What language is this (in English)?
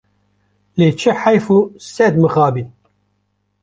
Kurdish